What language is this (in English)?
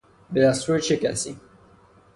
Persian